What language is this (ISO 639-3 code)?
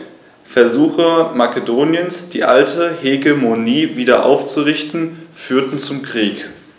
deu